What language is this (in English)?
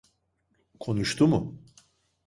Turkish